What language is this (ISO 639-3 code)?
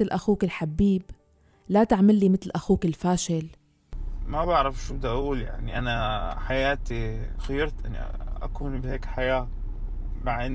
ara